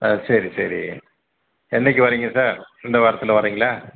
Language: Tamil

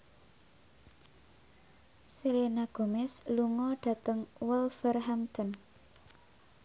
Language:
Javanese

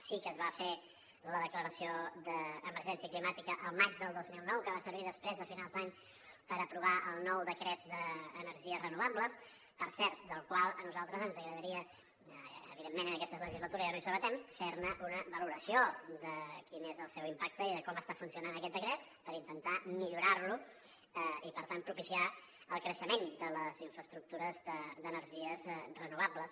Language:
Catalan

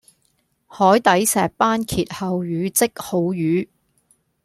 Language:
Cantonese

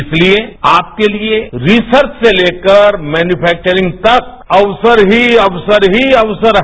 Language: Hindi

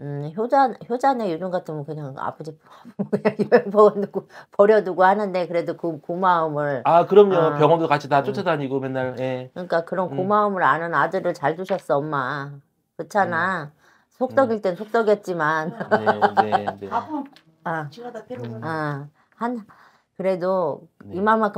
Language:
Korean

